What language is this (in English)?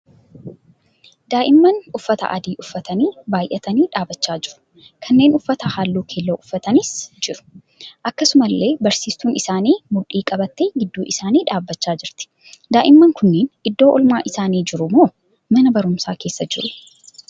Oromo